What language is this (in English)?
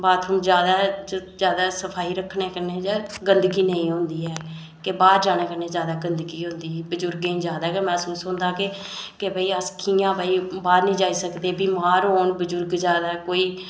Dogri